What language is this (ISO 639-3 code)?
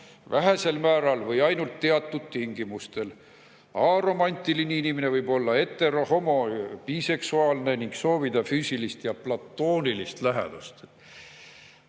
est